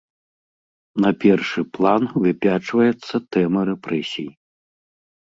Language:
Belarusian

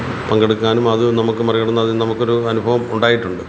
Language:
Malayalam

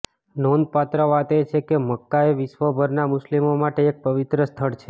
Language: Gujarati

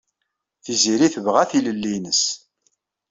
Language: Kabyle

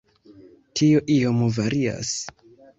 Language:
Esperanto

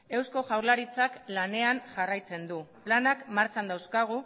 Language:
Basque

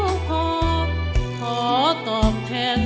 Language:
Thai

